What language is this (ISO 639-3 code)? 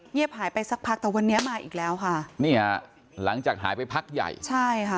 tha